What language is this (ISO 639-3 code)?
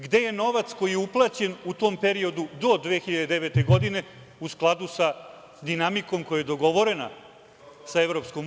srp